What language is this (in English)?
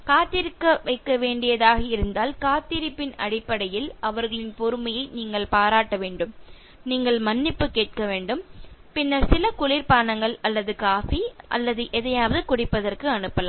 Tamil